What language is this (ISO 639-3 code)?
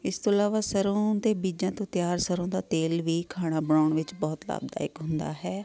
pan